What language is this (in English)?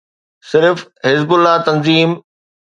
Sindhi